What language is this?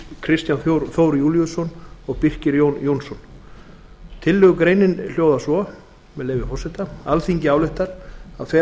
Icelandic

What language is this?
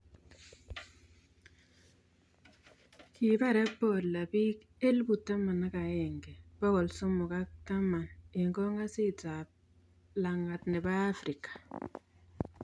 Kalenjin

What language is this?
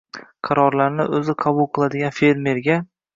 Uzbek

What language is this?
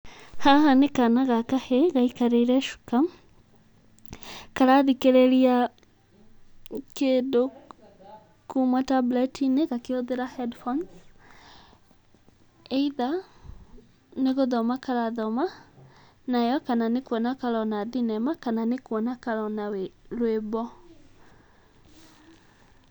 Kikuyu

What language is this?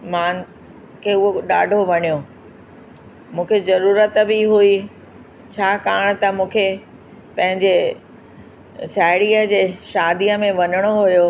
Sindhi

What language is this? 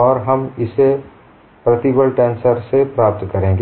Hindi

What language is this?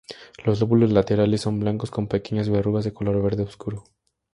Spanish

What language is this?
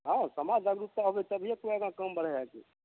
Maithili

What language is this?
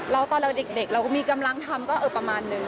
Thai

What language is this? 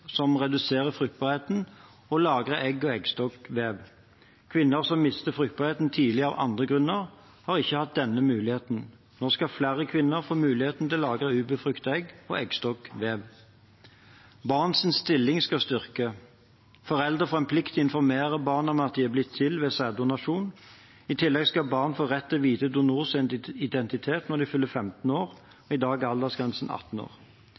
Norwegian Bokmål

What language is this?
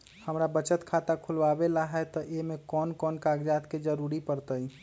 Magahi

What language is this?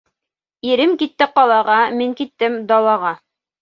Bashkir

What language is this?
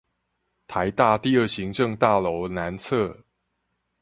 Chinese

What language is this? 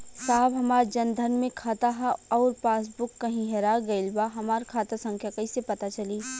Bhojpuri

